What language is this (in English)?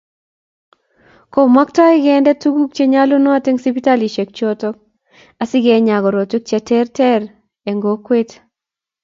Kalenjin